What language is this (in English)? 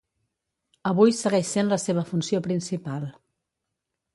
Catalan